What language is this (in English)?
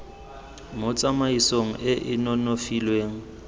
Tswana